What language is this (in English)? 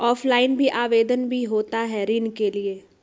Magahi